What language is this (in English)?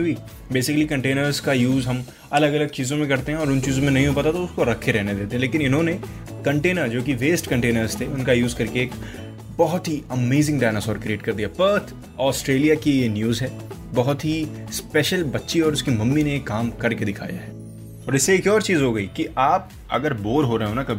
Hindi